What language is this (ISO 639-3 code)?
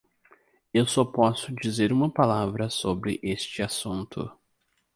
por